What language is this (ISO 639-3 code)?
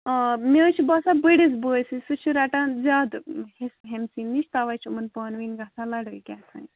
kas